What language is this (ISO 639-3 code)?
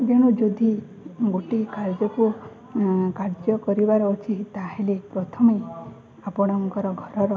ori